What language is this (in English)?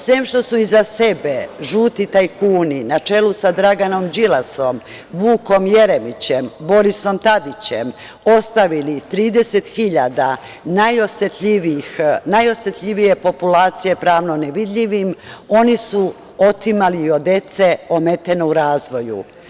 Serbian